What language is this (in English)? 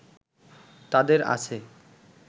Bangla